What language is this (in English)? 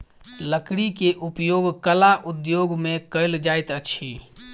Maithili